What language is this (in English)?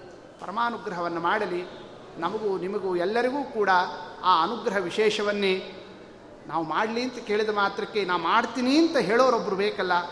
Kannada